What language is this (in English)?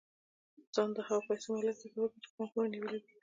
Pashto